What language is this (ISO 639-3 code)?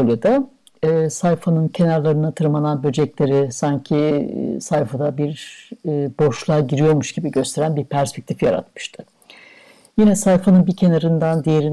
tur